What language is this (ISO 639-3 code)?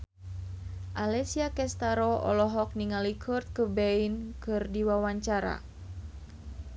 sun